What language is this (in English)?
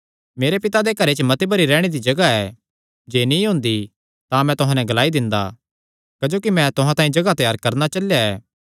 Kangri